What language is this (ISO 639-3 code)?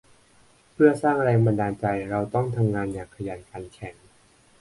tha